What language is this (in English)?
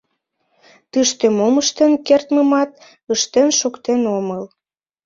Mari